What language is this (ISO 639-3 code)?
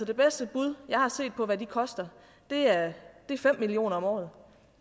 dan